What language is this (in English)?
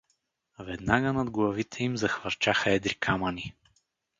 Bulgarian